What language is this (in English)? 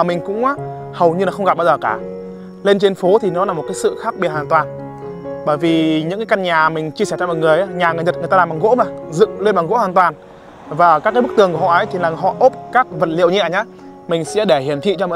Vietnamese